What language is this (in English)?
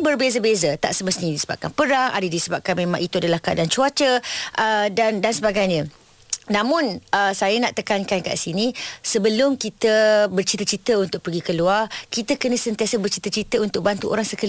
Malay